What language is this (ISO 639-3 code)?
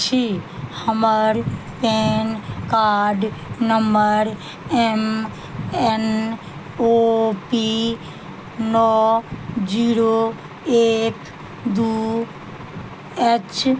mai